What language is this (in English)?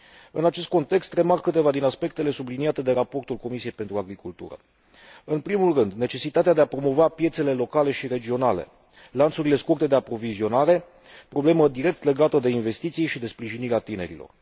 Romanian